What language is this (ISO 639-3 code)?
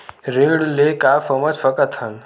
hne